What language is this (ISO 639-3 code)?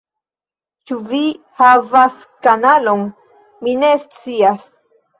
epo